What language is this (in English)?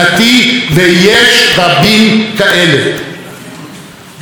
Hebrew